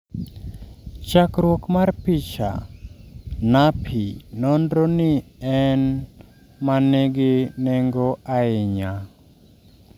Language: Luo (Kenya and Tanzania)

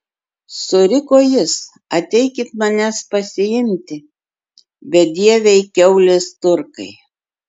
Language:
Lithuanian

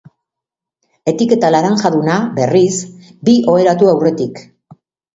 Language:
Basque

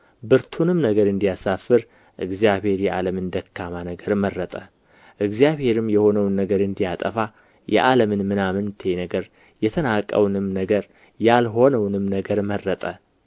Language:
Amharic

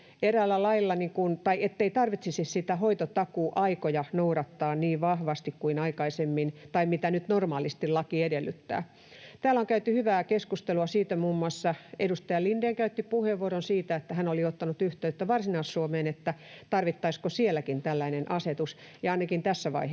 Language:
Finnish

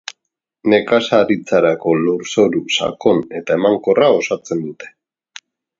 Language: Basque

